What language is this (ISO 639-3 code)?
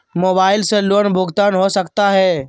mag